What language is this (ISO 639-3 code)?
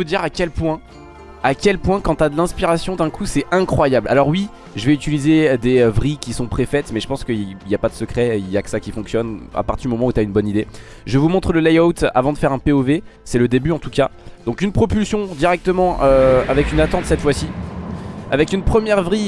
fra